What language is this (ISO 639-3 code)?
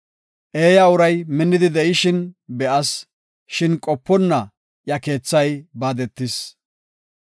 gof